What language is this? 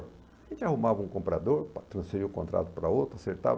Portuguese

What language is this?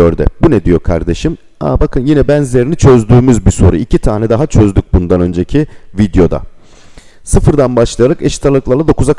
Turkish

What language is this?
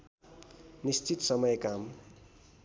Nepali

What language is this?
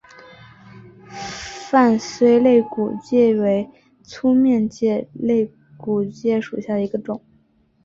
Chinese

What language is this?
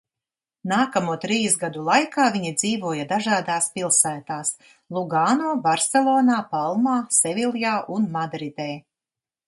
Latvian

